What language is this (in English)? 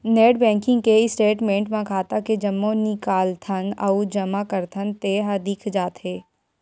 Chhattisgarhi